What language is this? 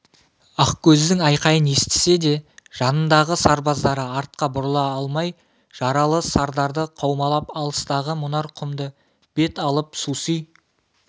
Kazakh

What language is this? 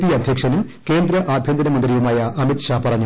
Malayalam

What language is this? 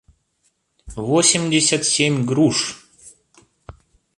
Russian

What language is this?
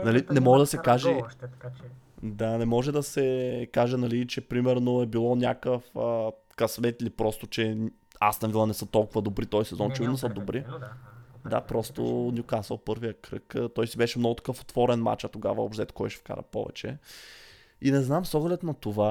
Bulgarian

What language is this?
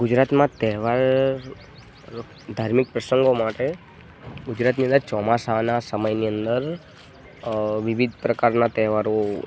Gujarati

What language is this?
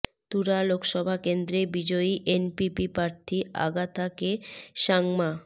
Bangla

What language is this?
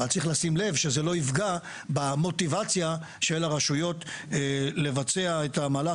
Hebrew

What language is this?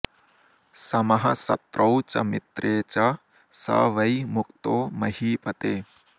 Sanskrit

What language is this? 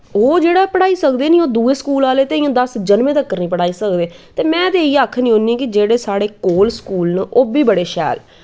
Dogri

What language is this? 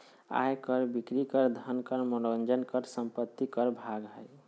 Magahi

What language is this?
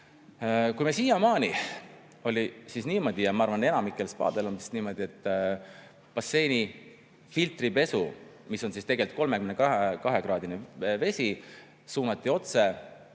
Estonian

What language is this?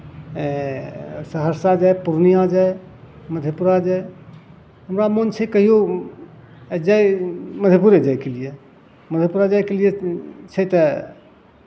Maithili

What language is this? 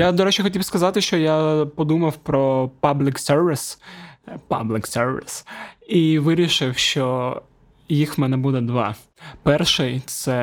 Ukrainian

